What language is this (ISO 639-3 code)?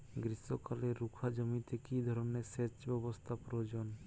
ben